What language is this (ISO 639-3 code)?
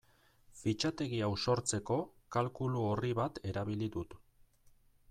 eus